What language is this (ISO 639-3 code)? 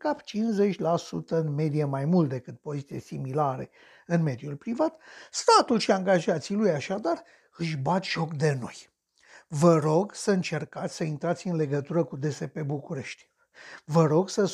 ron